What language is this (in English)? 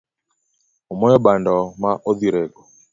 Luo (Kenya and Tanzania)